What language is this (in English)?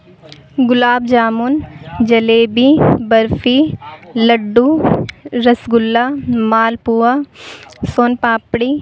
Urdu